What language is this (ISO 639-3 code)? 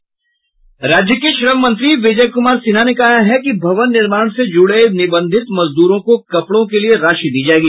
hin